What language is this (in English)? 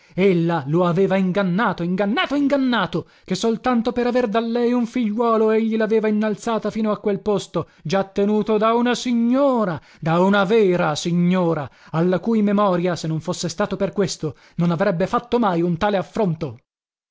Italian